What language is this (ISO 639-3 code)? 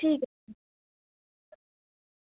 doi